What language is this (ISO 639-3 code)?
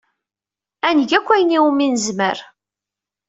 kab